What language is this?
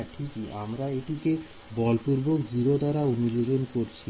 Bangla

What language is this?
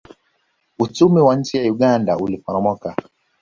Swahili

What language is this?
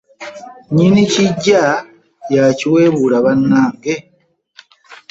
Ganda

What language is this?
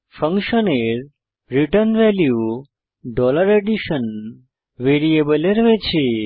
Bangla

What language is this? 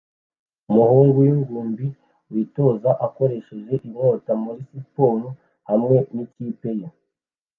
Kinyarwanda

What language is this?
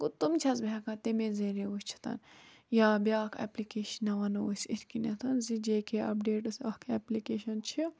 Kashmiri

